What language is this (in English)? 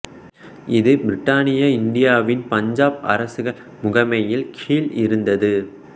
Tamil